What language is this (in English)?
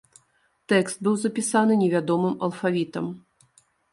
Belarusian